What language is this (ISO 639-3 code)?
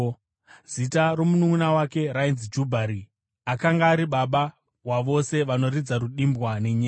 sna